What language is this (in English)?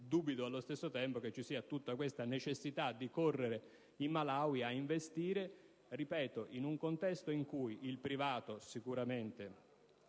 Italian